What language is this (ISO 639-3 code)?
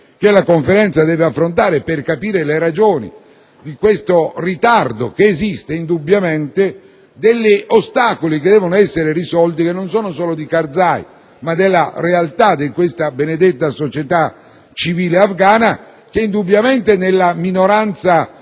ita